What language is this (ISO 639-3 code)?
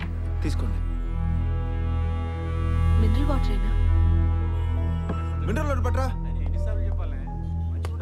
tel